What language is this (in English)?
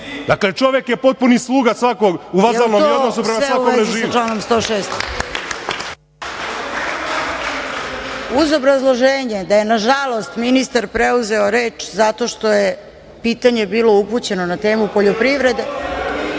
Serbian